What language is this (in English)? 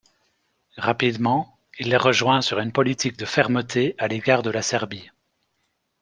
French